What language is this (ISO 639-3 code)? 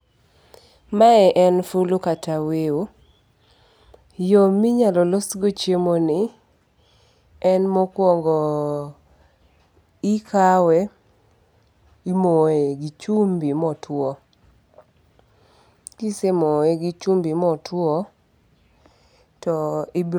luo